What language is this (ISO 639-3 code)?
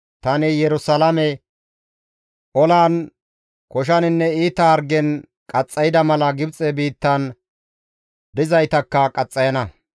gmv